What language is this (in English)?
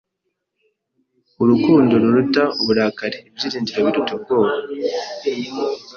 Kinyarwanda